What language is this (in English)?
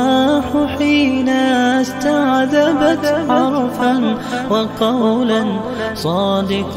Arabic